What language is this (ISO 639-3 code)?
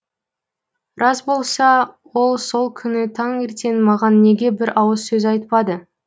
kaz